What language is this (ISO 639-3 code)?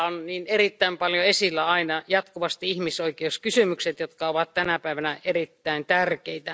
fin